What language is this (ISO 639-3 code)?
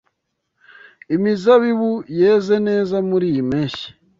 kin